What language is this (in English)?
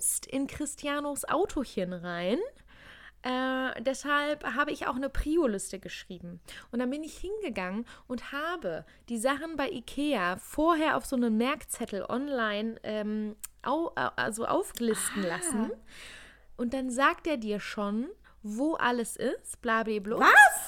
German